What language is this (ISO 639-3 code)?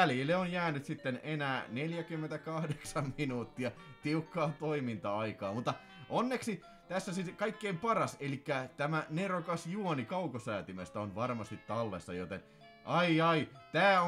fin